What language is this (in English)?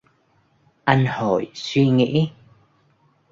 Vietnamese